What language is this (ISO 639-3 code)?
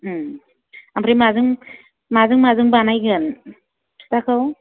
brx